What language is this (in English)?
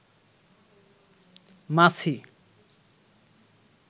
Bangla